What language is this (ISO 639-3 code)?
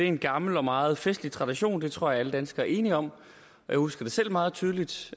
dan